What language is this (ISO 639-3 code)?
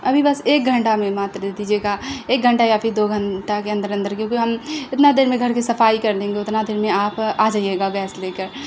urd